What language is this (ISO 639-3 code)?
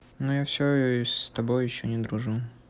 rus